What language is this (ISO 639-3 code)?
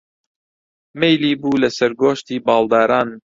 ckb